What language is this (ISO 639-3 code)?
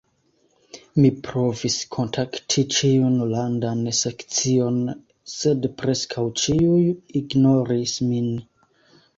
epo